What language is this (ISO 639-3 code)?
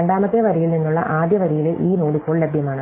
mal